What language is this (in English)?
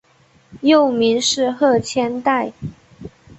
Chinese